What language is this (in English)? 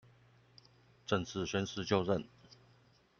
Chinese